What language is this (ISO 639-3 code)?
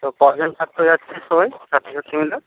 ben